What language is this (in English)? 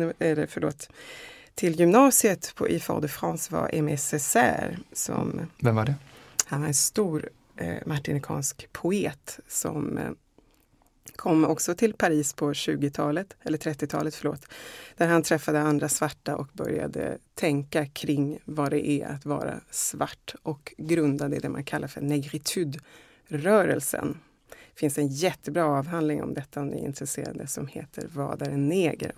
Swedish